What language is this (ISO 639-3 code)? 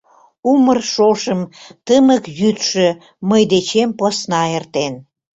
chm